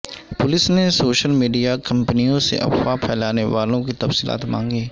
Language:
Urdu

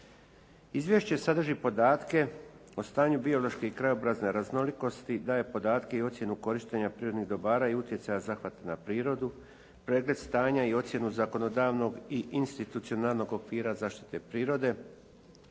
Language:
Croatian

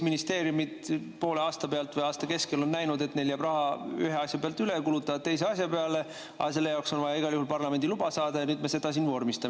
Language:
Estonian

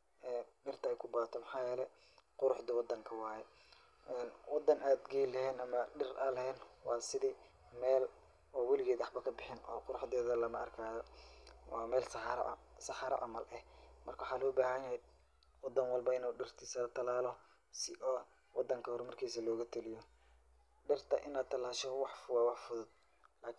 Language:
Somali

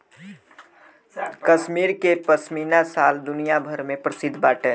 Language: Bhojpuri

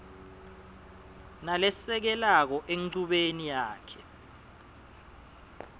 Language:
Swati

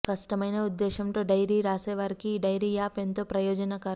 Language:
Telugu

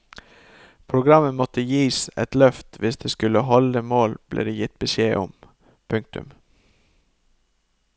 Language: Norwegian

